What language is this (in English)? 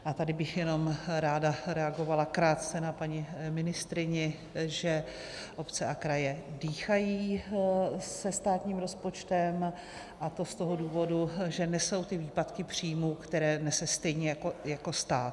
Czech